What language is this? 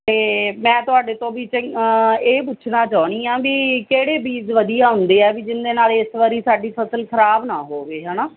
Punjabi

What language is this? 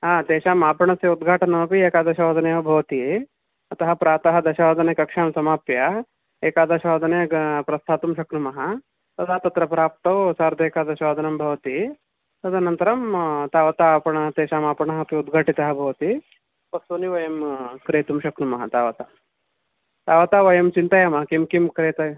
Sanskrit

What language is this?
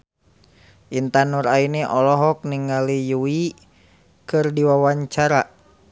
Sundanese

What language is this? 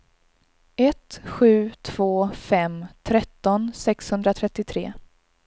Swedish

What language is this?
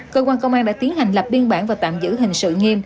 Vietnamese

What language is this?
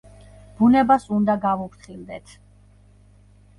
Georgian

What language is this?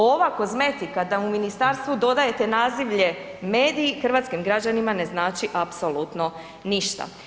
Croatian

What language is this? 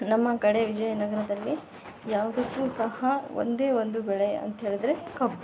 Kannada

